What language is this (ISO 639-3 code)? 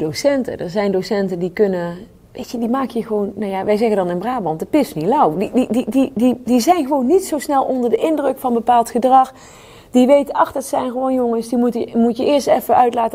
nld